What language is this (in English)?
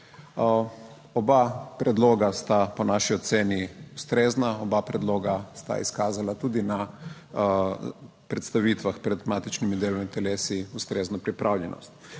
Slovenian